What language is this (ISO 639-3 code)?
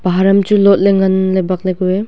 nnp